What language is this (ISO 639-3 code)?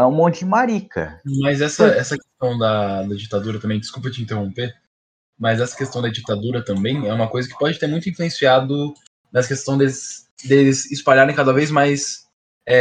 por